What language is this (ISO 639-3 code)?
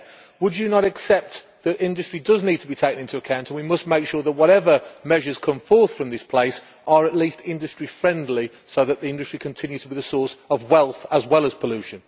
eng